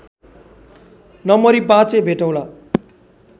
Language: Nepali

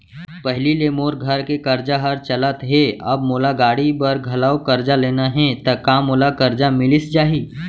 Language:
Chhattisgarhi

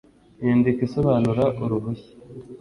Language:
Kinyarwanda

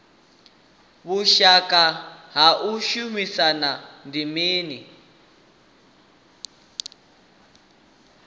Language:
Venda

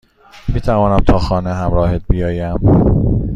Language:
Persian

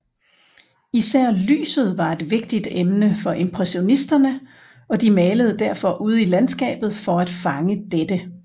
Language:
Danish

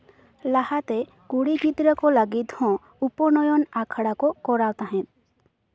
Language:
Santali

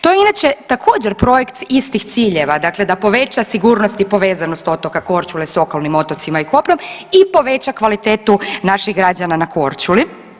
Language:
Croatian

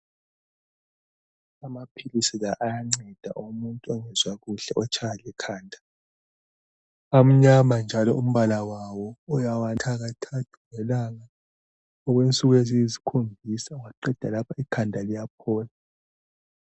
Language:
North Ndebele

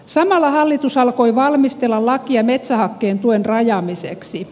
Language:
Finnish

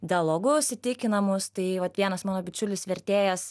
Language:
Lithuanian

